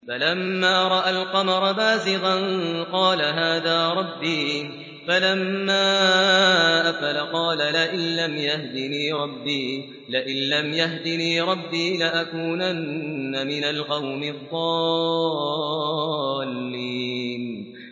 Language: Arabic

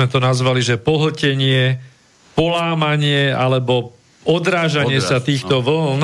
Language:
Slovak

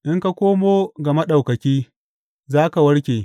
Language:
Hausa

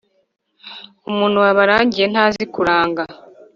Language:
Kinyarwanda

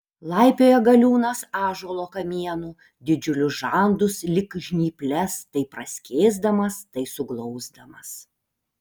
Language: Lithuanian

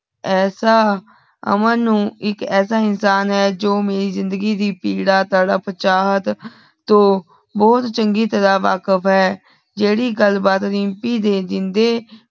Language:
Punjabi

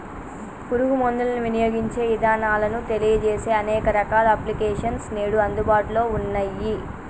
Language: Telugu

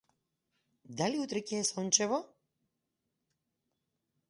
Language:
Macedonian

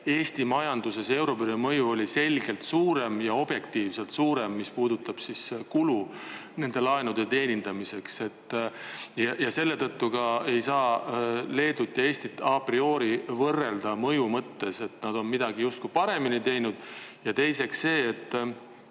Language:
Estonian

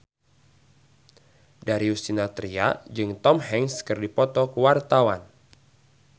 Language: Sundanese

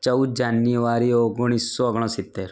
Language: Gujarati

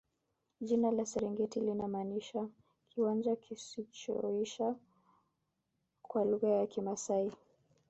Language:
Swahili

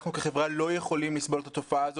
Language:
Hebrew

